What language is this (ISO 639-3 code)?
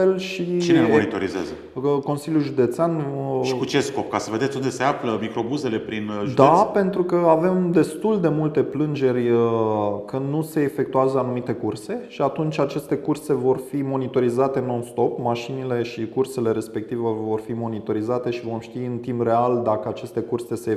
ron